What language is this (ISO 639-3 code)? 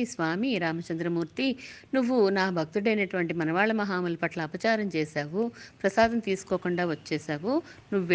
tel